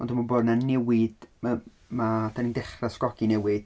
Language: Welsh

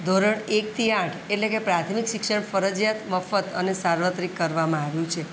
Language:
Gujarati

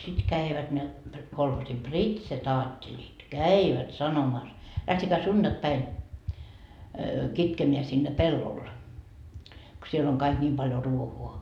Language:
Finnish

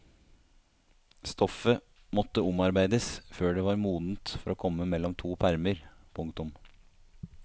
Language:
Norwegian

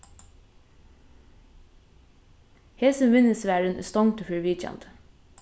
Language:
Faroese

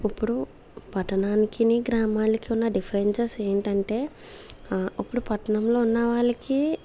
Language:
Telugu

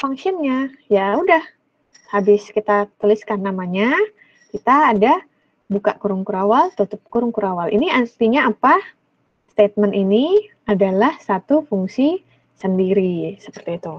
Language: Indonesian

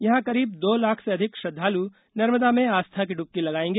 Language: Hindi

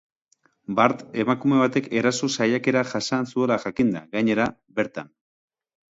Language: Basque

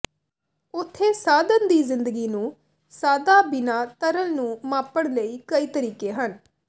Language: Punjabi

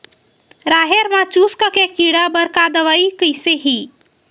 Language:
Chhattisgarhi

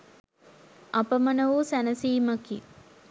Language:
Sinhala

